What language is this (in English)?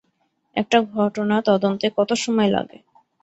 Bangla